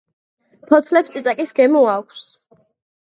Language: Georgian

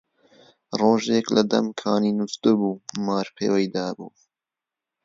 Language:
Central Kurdish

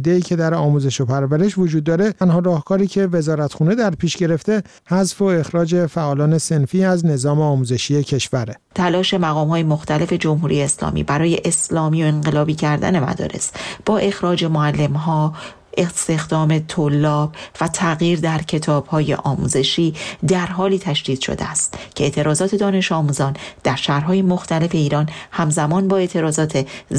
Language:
Persian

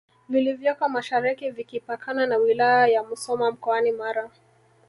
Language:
Swahili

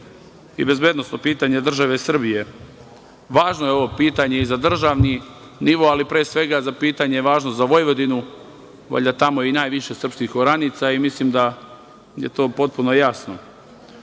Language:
Serbian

